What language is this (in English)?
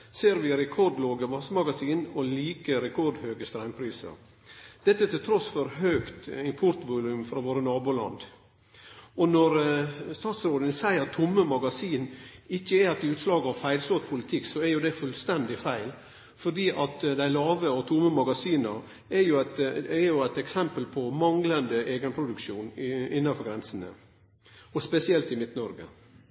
Norwegian Nynorsk